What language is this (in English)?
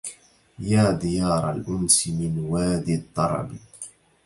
Arabic